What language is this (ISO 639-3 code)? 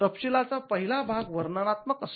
mar